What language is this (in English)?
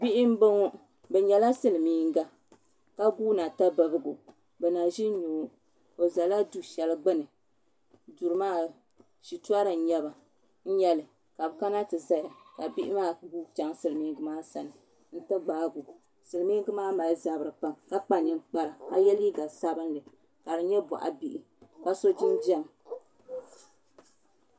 Dagbani